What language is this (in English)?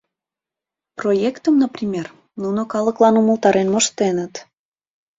Mari